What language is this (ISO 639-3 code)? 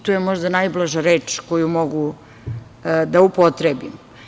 srp